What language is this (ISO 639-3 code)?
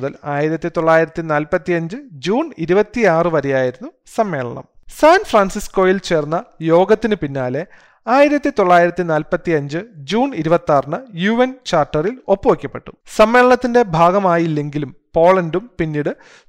mal